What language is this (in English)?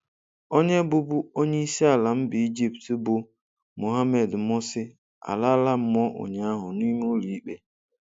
Igbo